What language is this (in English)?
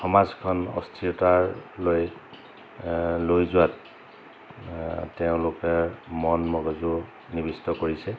Assamese